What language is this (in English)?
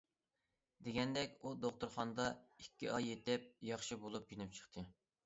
Uyghur